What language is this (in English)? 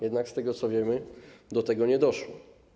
Polish